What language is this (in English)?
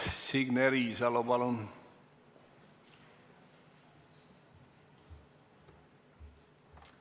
Estonian